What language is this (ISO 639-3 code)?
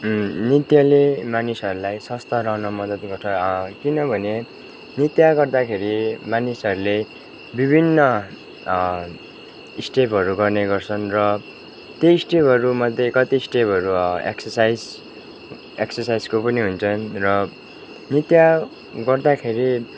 nep